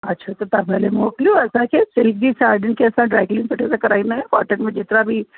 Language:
Sindhi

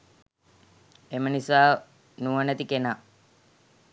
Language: Sinhala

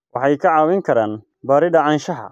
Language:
Somali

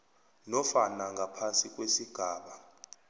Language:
South Ndebele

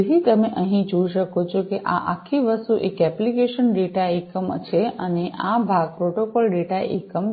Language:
Gujarati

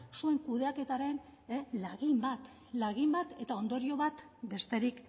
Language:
Basque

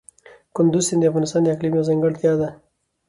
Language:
Pashto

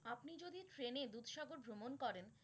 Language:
Bangla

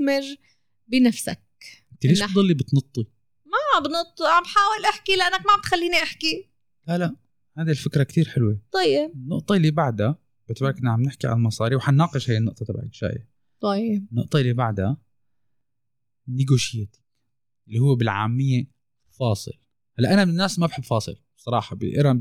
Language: Arabic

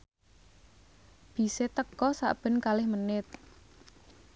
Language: Javanese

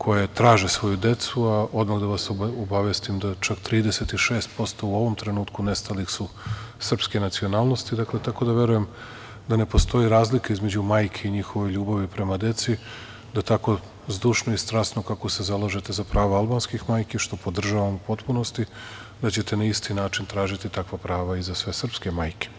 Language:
Serbian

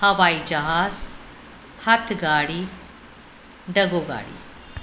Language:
Sindhi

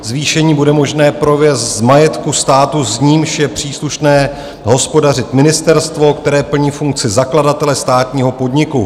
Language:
Czech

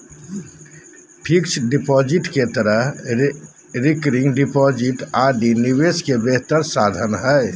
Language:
Magahi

